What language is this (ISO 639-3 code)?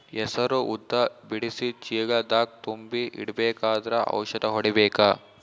kan